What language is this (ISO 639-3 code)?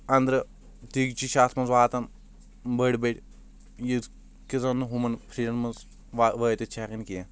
kas